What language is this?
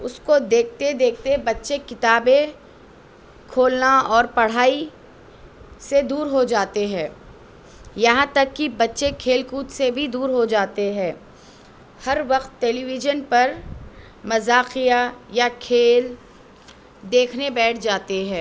Urdu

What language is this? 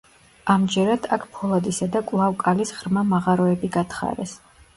Georgian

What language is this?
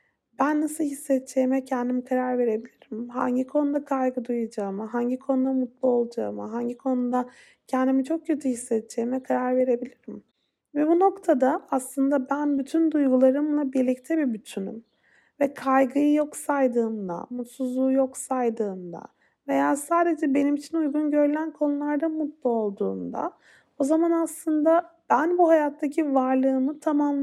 Turkish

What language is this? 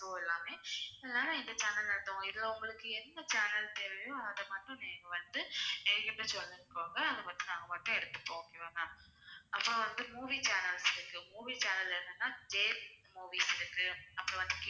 Tamil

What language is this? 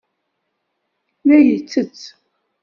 Kabyle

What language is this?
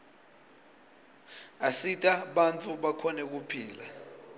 Swati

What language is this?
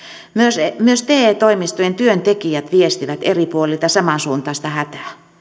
Finnish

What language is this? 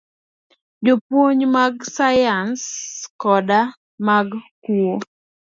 Luo (Kenya and Tanzania)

